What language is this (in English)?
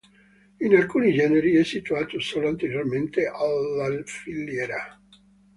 Italian